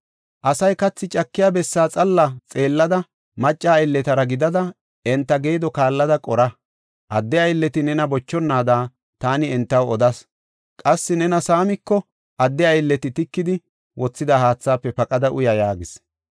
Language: Gofa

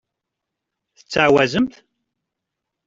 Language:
Kabyle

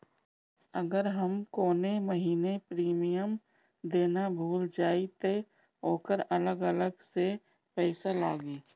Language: Bhojpuri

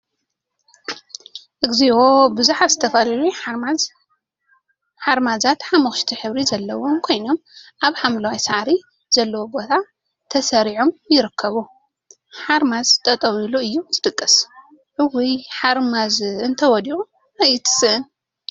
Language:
Tigrinya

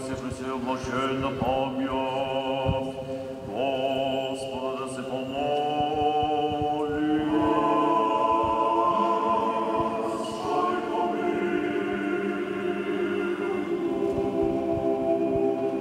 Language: Bulgarian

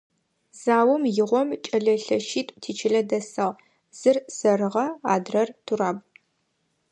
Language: Adyghe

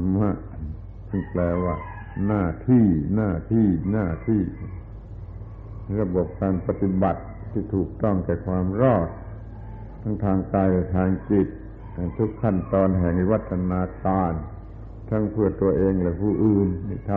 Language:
Thai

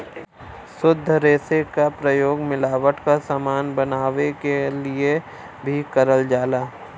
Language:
Bhojpuri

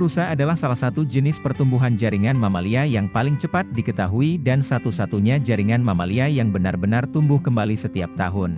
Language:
Indonesian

